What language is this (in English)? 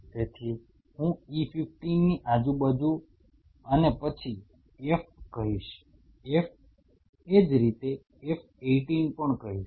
Gujarati